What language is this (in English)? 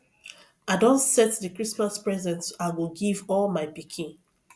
Nigerian Pidgin